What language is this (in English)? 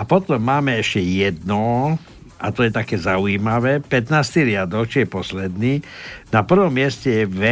Slovak